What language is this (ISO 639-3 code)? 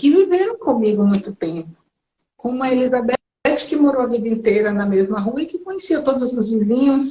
por